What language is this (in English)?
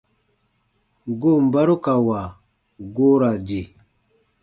Baatonum